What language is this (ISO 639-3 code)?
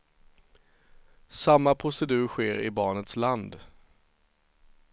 swe